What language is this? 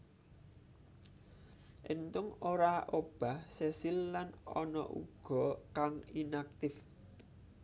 Javanese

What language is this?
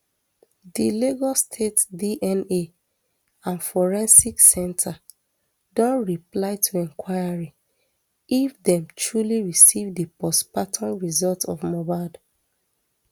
Nigerian Pidgin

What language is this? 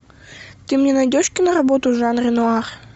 Russian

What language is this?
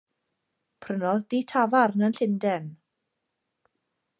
Welsh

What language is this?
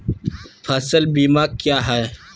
Magahi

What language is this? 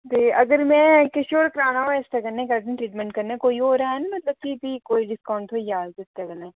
Dogri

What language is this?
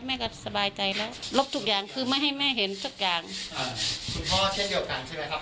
Thai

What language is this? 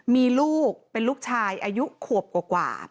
Thai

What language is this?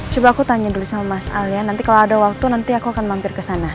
Indonesian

